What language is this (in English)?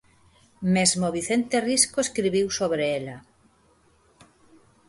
Galician